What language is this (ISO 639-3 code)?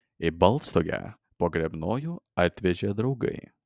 lit